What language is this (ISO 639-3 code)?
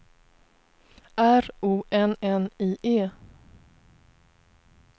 swe